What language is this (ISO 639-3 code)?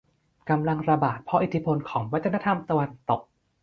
tha